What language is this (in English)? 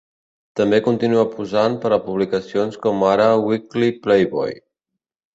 Catalan